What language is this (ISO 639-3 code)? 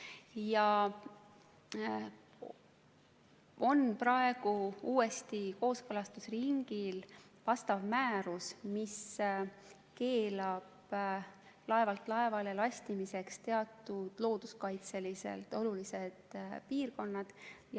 est